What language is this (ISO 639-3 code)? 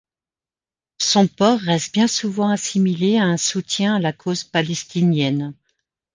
fra